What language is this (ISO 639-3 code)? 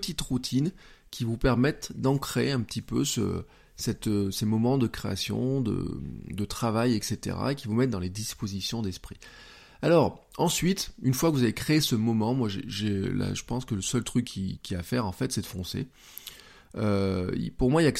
fra